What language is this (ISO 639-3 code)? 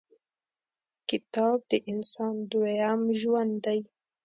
pus